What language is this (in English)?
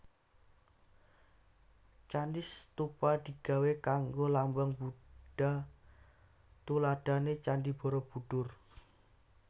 Javanese